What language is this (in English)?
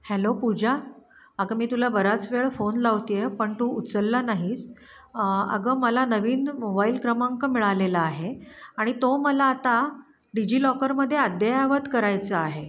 Marathi